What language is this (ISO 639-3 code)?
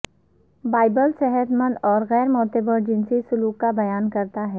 urd